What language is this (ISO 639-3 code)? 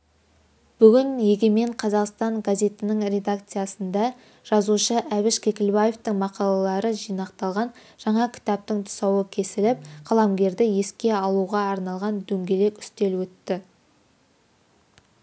kaz